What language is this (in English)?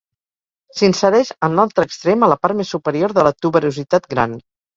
Catalan